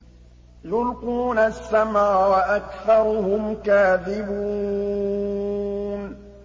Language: Arabic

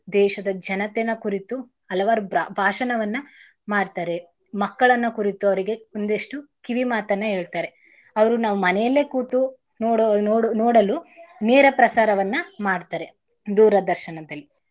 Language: Kannada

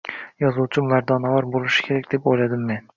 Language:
Uzbek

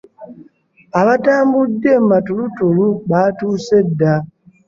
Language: Ganda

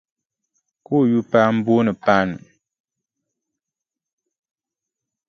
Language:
Dagbani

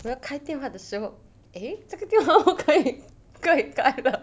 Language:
English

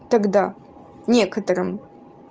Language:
Russian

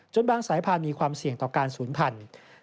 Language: Thai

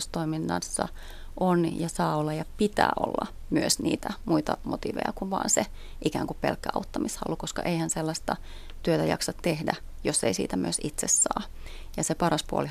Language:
Finnish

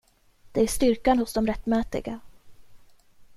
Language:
Swedish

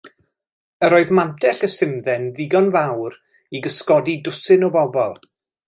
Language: Welsh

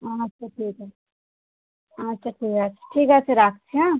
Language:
Bangla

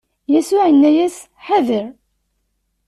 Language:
Kabyle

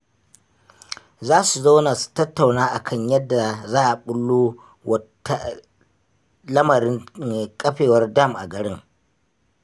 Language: Hausa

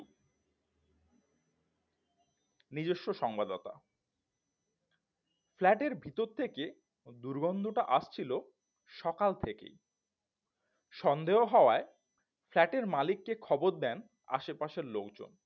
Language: Bangla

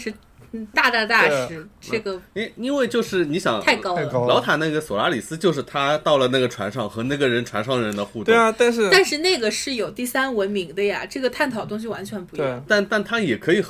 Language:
Chinese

